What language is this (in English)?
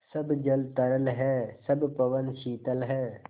Hindi